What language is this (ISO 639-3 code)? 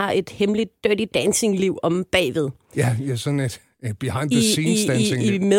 dan